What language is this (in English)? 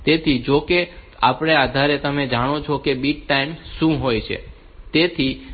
Gujarati